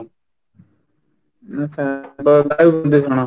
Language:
Odia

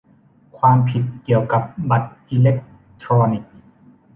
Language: Thai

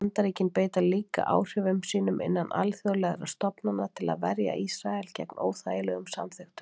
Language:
Icelandic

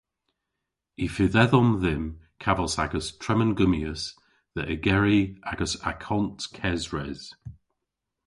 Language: Cornish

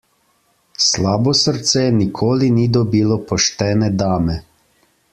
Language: Slovenian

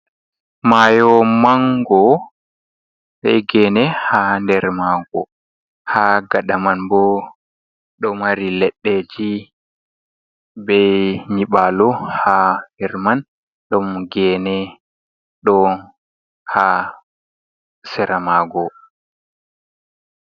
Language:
Fula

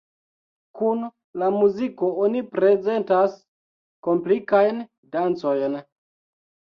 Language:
Esperanto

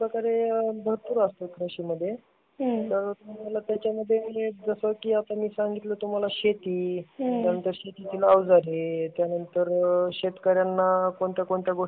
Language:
Marathi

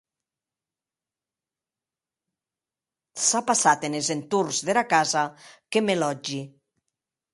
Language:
Occitan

